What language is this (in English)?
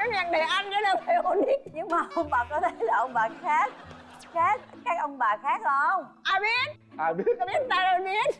Vietnamese